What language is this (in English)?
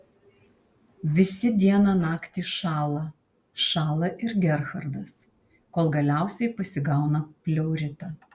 Lithuanian